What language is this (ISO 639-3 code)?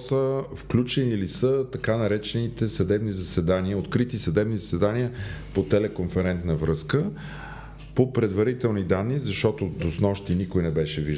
bul